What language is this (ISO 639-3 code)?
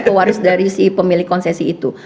ind